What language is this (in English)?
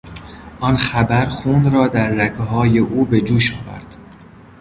Persian